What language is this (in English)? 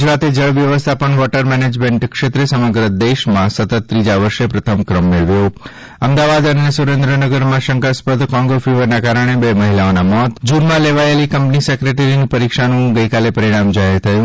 Gujarati